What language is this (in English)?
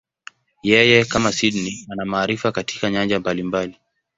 Swahili